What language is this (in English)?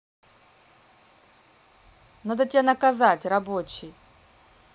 Russian